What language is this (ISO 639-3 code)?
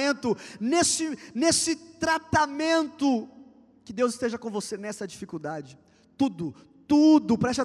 por